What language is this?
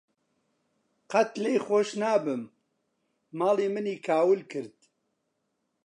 Central Kurdish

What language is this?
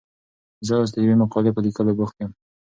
Pashto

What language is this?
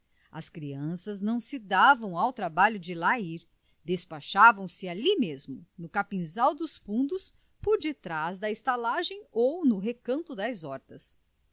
Portuguese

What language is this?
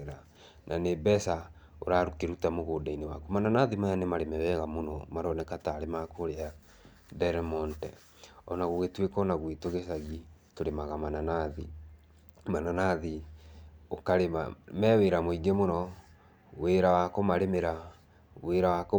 Kikuyu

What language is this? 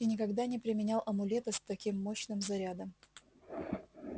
Russian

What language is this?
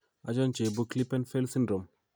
Kalenjin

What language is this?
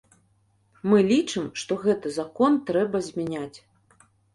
Belarusian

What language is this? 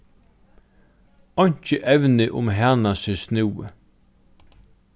Faroese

